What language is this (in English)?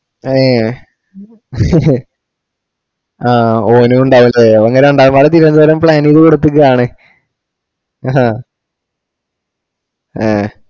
Malayalam